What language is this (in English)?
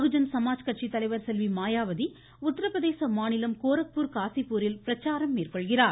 Tamil